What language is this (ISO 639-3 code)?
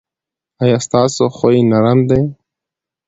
pus